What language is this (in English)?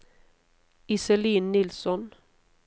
Norwegian